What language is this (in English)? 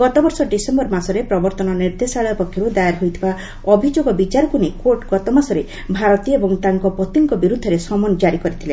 Odia